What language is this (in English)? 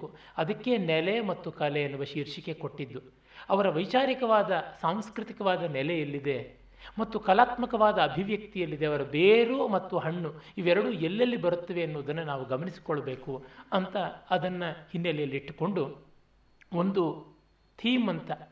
Kannada